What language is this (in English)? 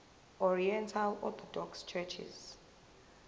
Zulu